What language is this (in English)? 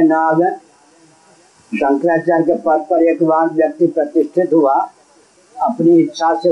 Hindi